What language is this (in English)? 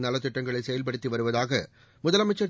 Tamil